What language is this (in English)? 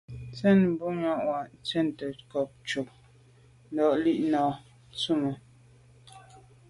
Medumba